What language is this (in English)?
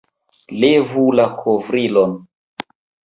Esperanto